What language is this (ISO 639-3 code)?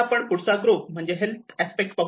mar